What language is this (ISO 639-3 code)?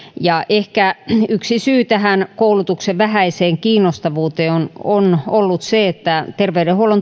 fin